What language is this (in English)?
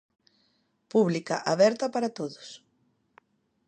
Galician